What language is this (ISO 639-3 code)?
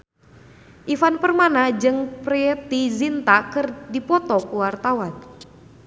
sun